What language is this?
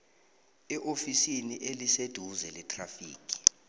South Ndebele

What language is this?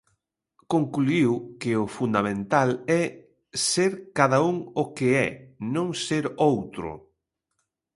Galician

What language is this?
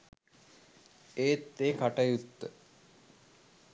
Sinhala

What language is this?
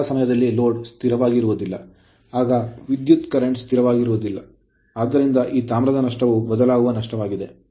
Kannada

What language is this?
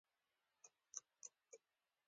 Pashto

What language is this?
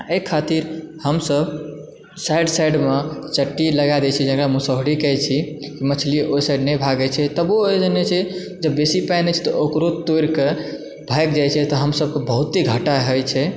Maithili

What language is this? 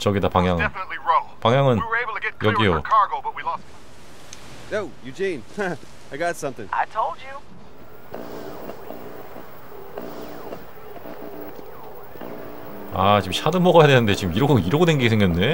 Korean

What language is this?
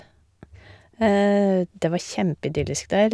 Norwegian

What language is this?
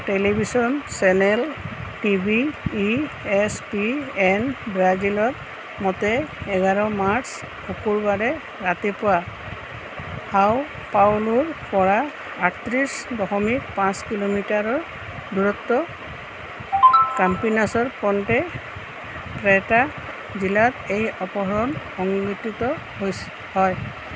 Assamese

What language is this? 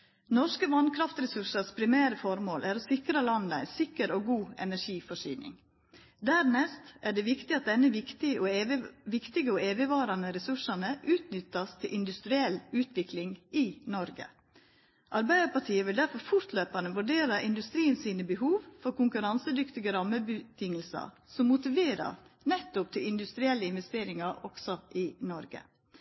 Norwegian Nynorsk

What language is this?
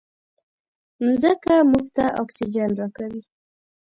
Pashto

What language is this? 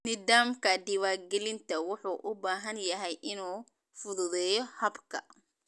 Somali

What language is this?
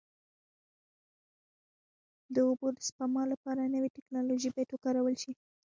Pashto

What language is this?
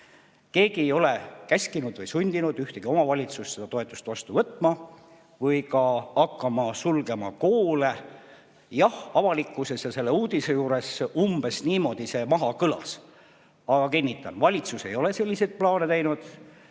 Estonian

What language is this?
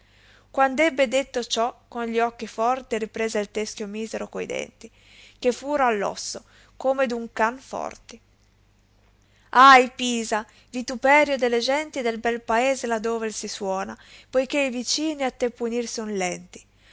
Italian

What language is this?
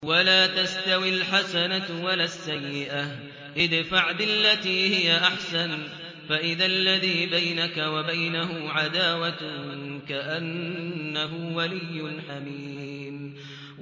Arabic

